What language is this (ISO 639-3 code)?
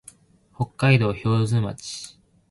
jpn